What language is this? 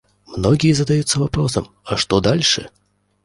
Russian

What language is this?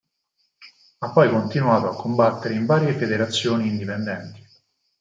Italian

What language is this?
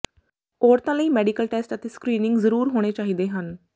Punjabi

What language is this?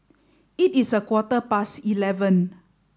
English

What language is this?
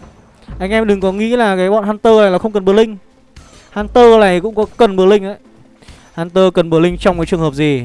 Vietnamese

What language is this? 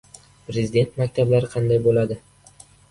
Uzbek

